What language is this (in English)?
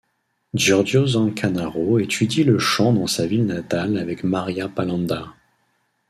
French